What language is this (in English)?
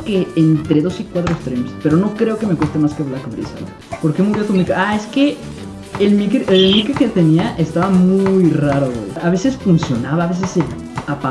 Spanish